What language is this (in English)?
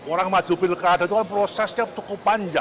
Indonesian